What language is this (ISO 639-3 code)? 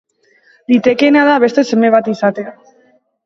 eus